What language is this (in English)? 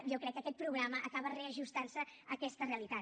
Catalan